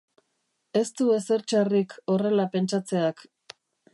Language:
Basque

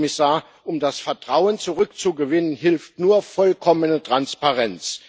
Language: German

